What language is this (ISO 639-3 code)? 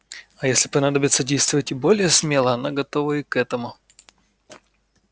rus